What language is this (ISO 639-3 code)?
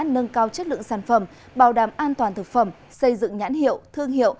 vie